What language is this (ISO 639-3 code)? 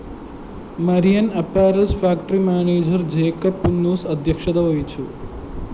mal